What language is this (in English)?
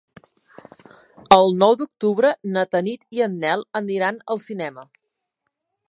Catalan